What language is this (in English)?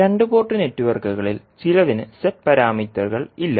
Malayalam